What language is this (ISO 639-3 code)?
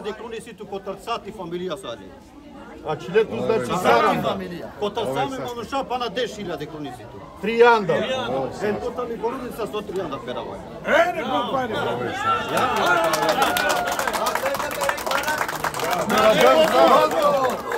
ron